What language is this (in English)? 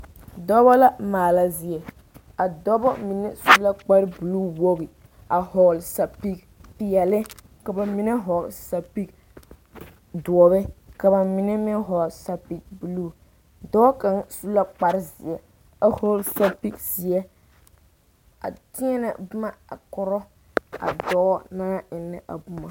Southern Dagaare